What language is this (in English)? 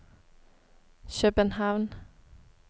Norwegian